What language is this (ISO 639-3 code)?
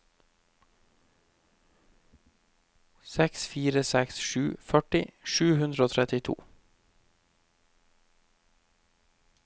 nor